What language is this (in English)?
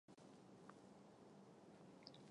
Chinese